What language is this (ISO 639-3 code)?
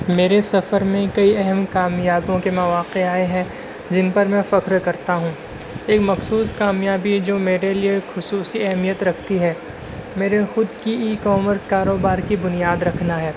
urd